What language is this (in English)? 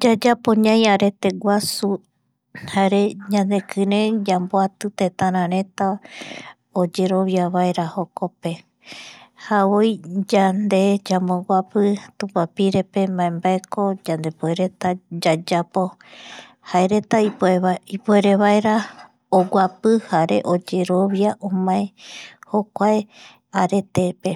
Eastern Bolivian Guaraní